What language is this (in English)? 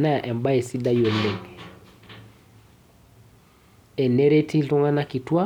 Masai